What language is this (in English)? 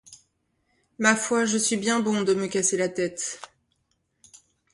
French